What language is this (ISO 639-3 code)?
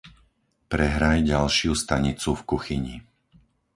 slk